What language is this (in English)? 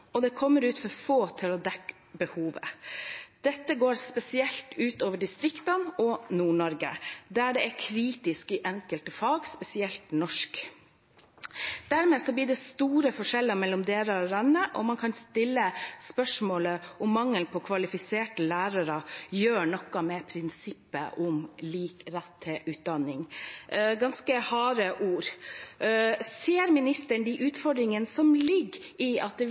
Norwegian Bokmål